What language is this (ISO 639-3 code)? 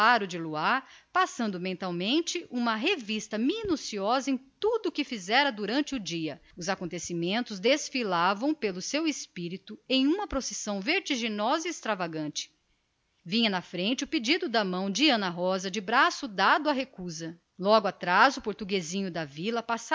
por